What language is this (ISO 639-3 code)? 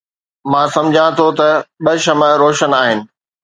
snd